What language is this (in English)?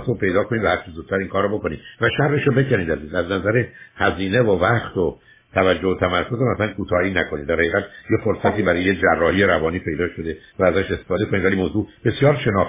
Persian